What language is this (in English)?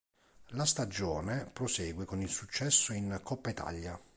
Italian